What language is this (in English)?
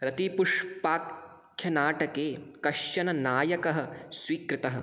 Sanskrit